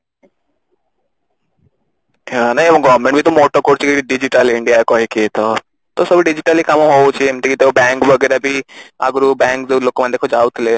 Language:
Odia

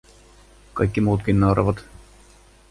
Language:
Finnish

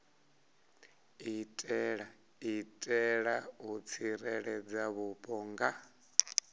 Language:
Venda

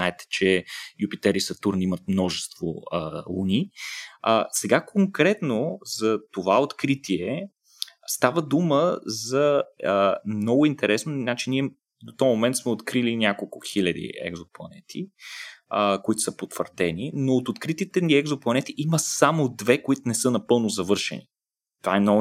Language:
Bulgarian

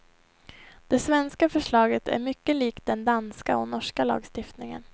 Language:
Swedish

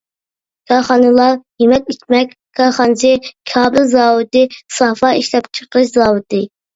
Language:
Uyghur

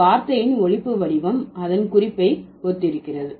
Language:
Tamil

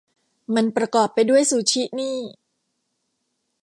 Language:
Thai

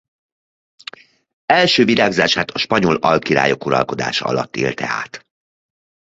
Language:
Hungarian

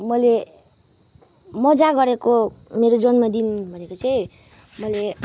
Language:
Nepali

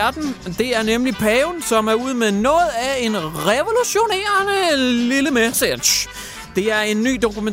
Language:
Danish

